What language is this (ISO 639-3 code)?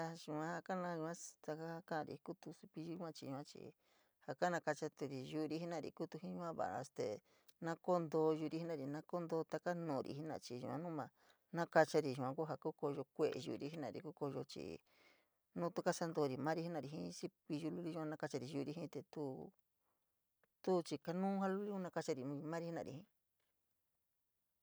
mig